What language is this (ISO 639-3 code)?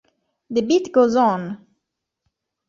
ita